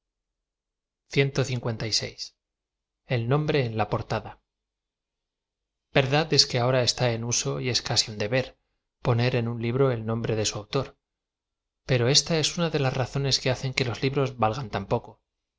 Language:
Spanish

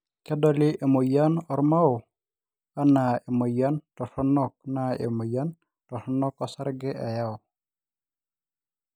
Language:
Masai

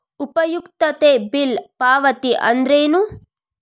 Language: Kannada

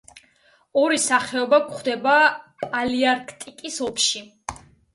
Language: Georgian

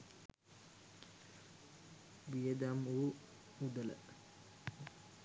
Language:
Sinhala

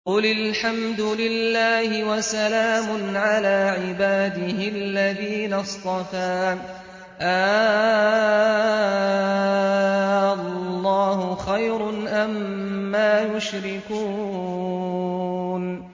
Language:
Arabic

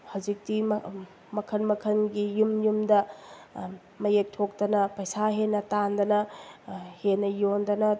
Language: Manipuri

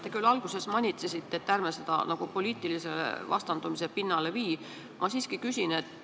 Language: Estonian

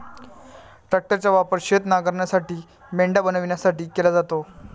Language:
Marathi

